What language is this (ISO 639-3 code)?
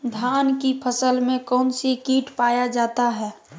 mag